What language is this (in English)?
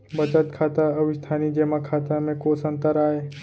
Chhattisgarhi